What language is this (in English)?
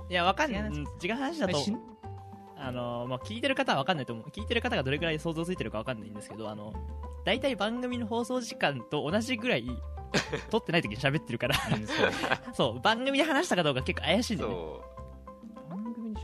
Japanese